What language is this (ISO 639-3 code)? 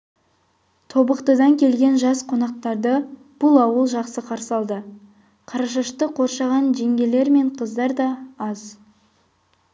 kaz